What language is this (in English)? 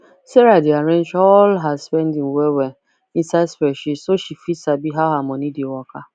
Nigerian Pidgin